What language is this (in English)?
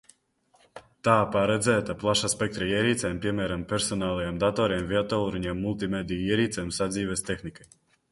Latvian